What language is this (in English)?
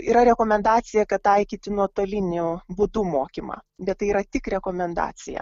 Lithuanian